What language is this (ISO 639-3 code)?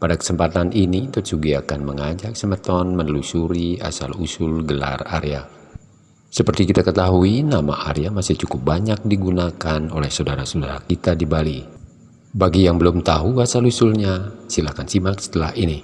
ind